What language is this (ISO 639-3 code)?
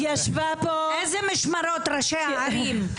heb